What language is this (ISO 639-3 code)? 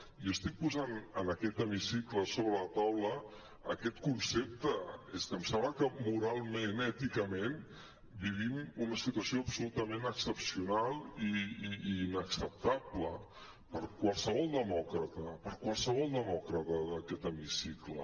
cat